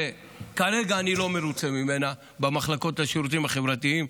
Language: Hebrew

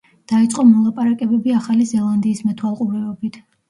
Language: Georgian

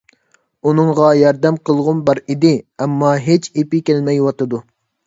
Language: Uyghur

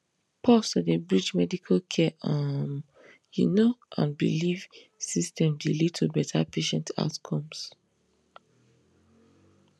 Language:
Nigerian Pidgin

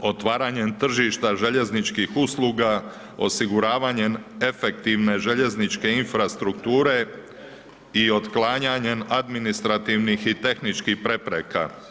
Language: Croatian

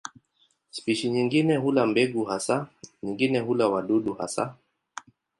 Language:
Swahili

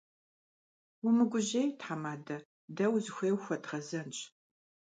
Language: Kabardian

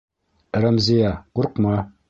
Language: Bashkir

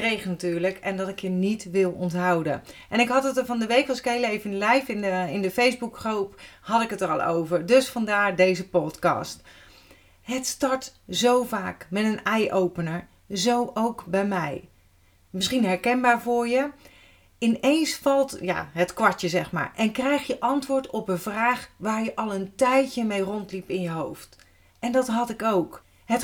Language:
Dutch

